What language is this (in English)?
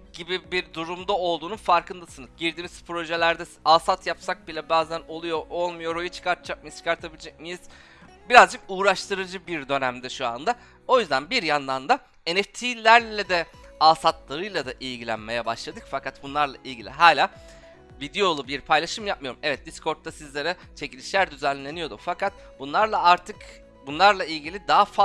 Turkish